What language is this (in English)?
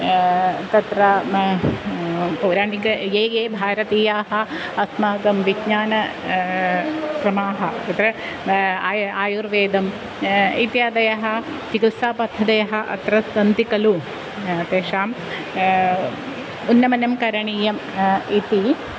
Sanskrit